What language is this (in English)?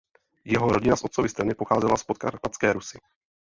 Czech